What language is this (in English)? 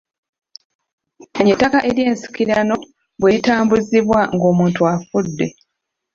Ganda